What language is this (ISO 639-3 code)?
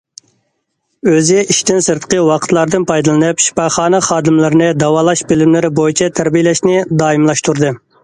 uig